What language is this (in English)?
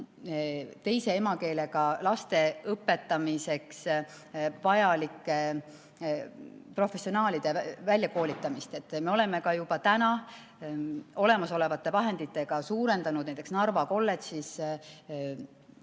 Estonian